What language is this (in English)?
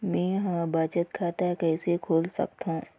Chhattisgarhi